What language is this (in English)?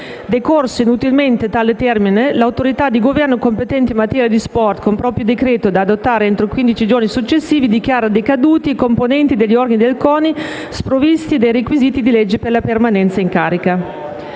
Italian